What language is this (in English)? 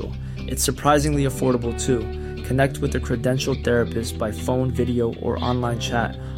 Filipino